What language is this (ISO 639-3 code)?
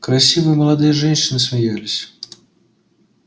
rus